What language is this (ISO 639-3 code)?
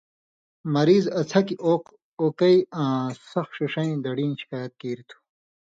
mvy